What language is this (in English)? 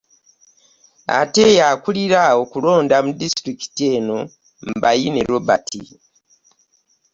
Ganda